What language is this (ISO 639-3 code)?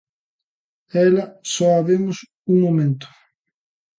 glg